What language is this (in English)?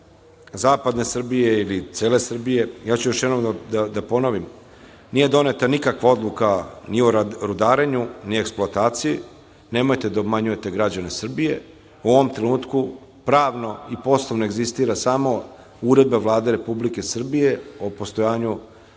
Serbian